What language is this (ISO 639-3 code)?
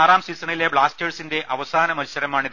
mal